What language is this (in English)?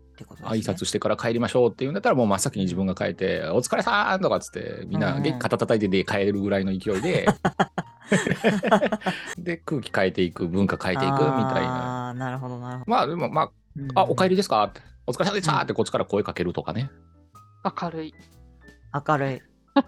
Japanese